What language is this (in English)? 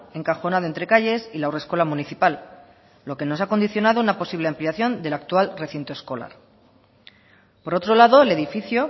Spanish